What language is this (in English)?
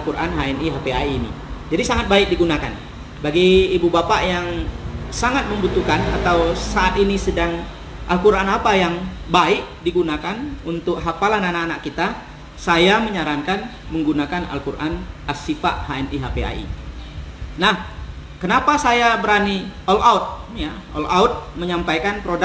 Indonesian